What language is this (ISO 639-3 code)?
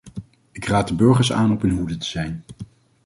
nld